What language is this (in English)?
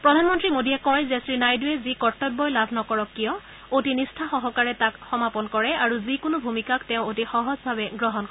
Assamese